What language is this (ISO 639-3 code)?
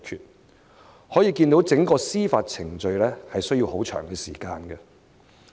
yue